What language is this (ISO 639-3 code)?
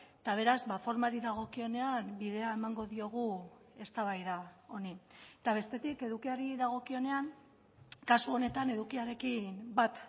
eus